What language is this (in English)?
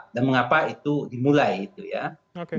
Indonesian